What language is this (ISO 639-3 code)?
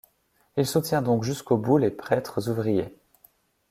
fra